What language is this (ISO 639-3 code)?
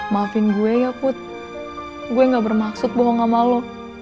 ind